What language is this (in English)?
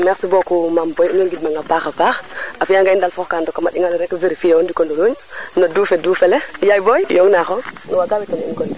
Serer